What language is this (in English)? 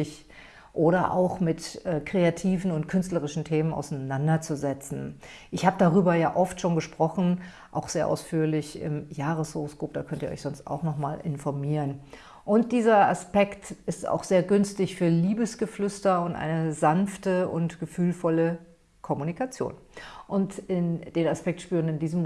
German